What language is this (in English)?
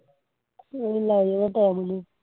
Punjabi